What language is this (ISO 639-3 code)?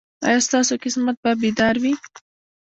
pus